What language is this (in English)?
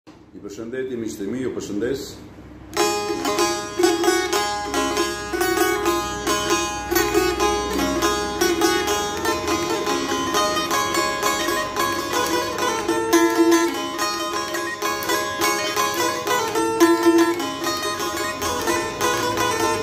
Romanian